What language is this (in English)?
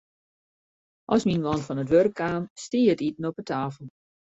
Western Frisian